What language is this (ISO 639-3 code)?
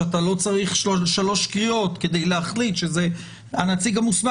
heb